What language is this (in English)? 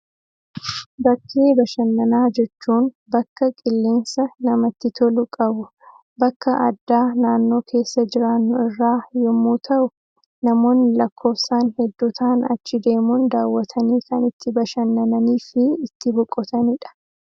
Oromo